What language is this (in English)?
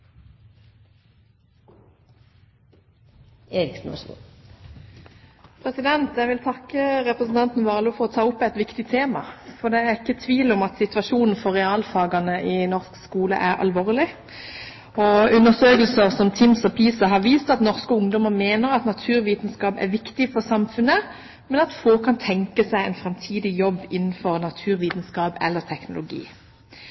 Norwegian Bokmål